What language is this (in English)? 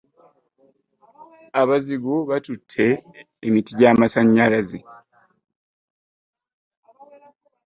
Ganda